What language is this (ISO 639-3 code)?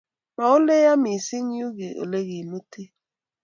kln